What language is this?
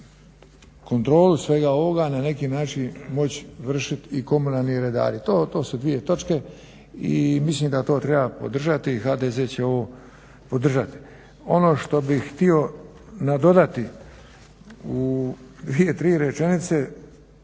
Croatian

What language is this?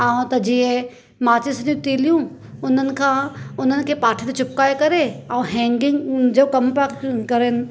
Sindhi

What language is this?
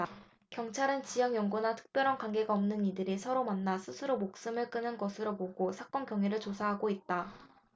Korean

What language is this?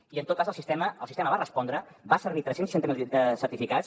Catalan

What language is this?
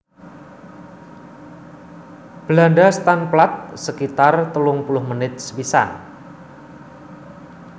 Javanese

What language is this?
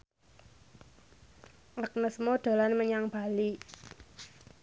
Javanese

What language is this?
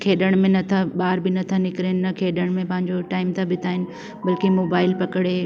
Sindhi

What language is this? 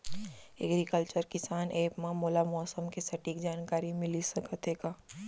Chhattisgarhi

